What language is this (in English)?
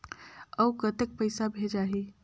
Chhattisgarhi